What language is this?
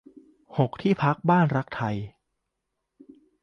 Thai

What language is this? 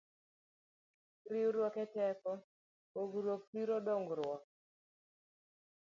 Luo (Kenya and Tanzania)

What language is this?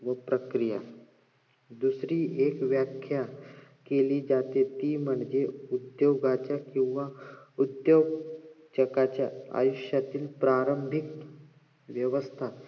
Marathi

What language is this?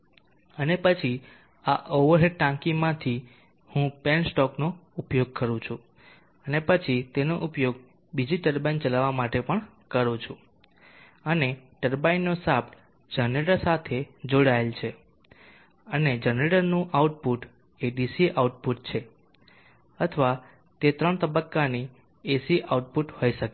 Gujarati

